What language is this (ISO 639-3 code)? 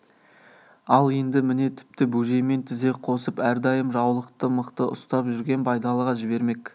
kaz